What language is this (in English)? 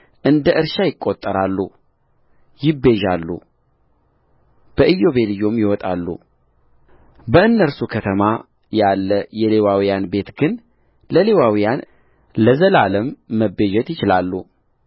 Amharic